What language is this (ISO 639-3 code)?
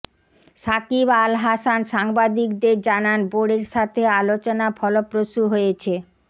ben